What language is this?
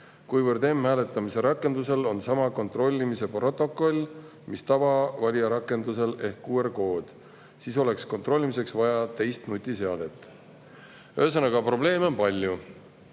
Estonian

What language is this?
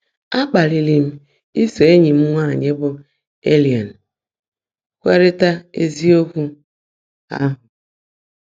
Igbo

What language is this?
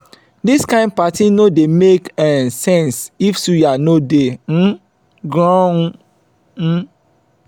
Nigerian Pidgin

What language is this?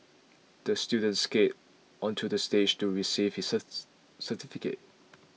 English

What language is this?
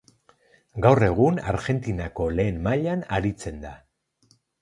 Basque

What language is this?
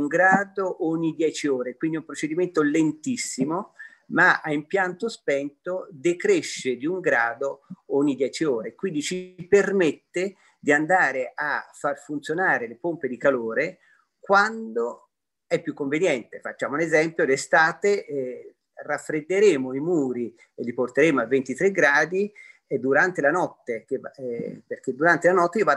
Italian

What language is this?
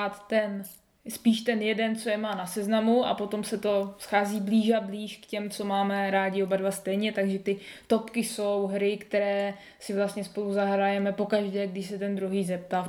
Czech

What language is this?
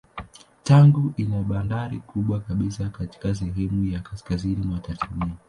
Swahili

